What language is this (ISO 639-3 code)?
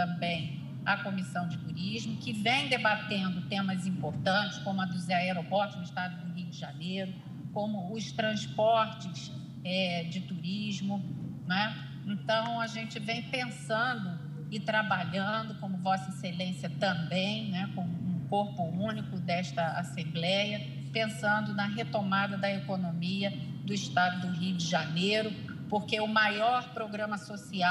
por